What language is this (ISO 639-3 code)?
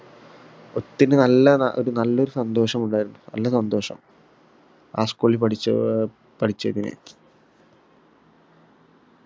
mal